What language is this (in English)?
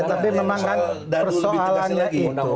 Indonesian